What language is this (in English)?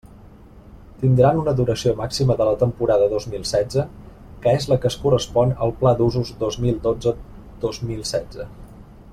Catalan